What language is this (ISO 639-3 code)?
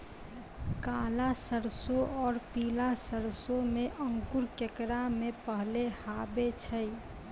mai